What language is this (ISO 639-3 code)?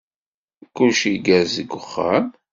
kab